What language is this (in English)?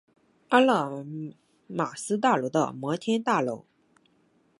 Chinese